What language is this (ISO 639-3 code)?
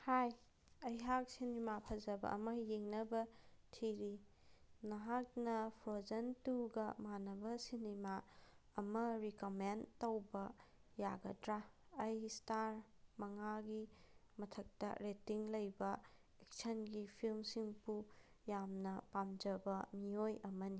mni